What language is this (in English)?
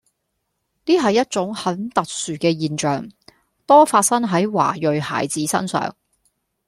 Cantonese